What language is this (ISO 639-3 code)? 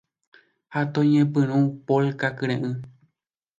grn